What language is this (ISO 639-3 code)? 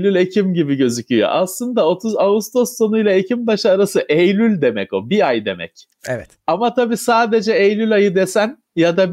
tur